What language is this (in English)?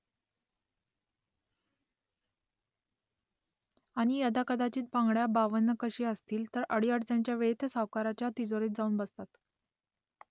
Marathi